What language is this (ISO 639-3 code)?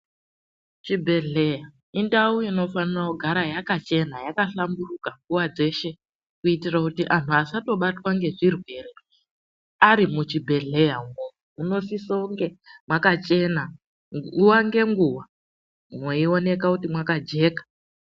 ndc